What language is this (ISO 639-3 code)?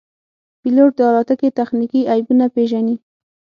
pus